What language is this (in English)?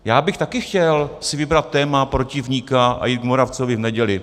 Czech